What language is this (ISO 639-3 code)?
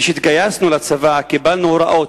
heb